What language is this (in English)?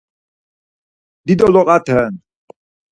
Laz